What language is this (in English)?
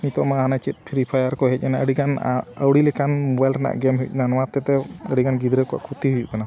Santali